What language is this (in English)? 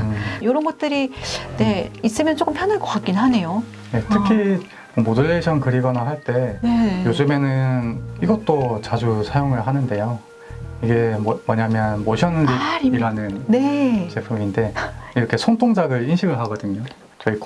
Korean